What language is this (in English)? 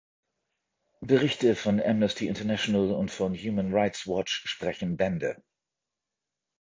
German